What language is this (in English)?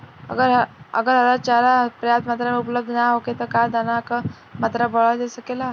Bhojpuri